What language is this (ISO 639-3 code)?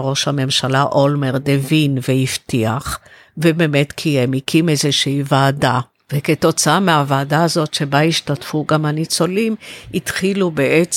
heb